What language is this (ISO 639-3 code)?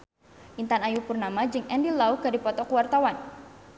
sun